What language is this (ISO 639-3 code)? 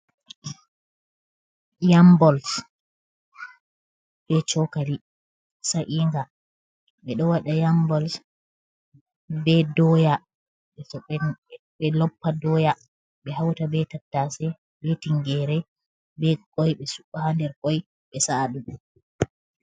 ful